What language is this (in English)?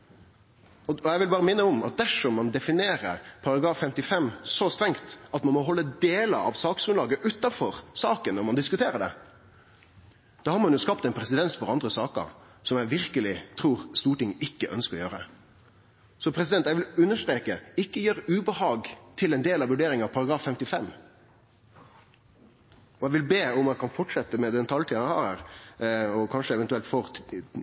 Norwegian Nynorsk